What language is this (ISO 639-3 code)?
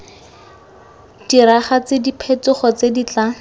tsn